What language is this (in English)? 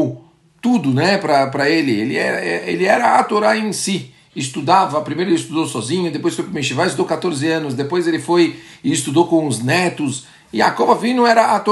Portuguese